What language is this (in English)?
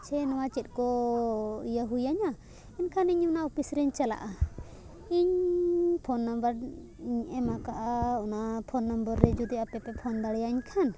Santali